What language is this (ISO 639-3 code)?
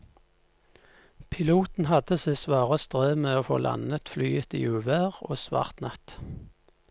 nor